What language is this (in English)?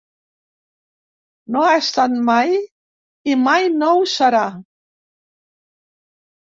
Catalan